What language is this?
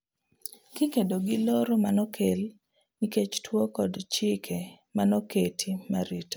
Luo (Kenya and Tanzania)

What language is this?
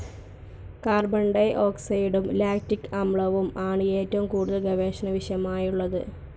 Malayalam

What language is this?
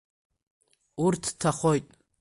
Abkhazian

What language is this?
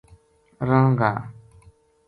Gujari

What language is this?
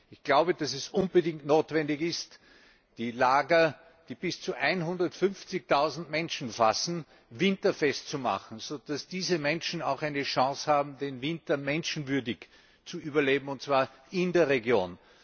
German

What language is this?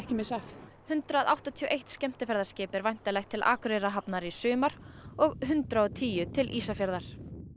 Icelandic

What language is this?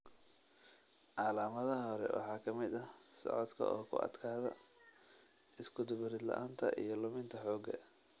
Somali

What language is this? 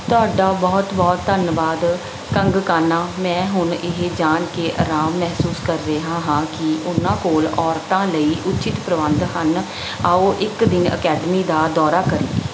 Punjabi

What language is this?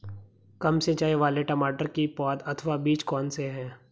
Hindi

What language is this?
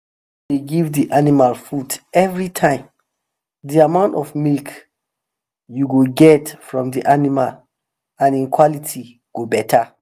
Nigerian Pidgin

